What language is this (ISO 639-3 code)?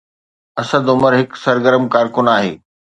snd